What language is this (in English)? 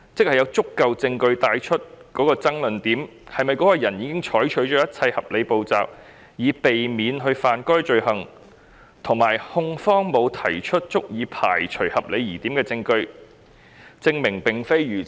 Cantonese